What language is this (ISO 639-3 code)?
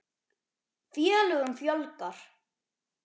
isl